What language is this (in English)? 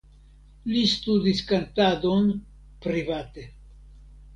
Esperanto